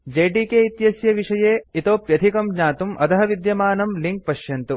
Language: Sanskrit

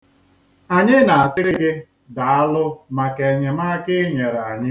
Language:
Igbo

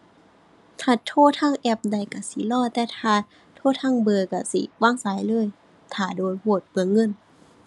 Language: Thai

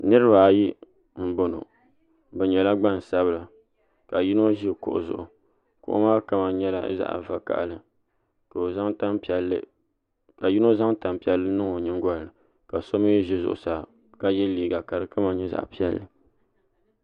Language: Dagbani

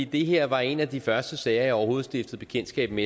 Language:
Danish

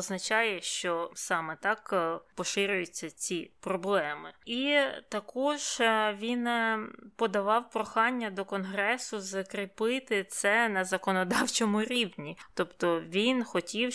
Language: Ukrainian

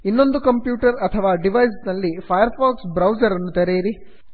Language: Kannada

